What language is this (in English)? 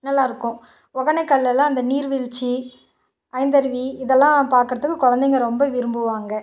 Tamil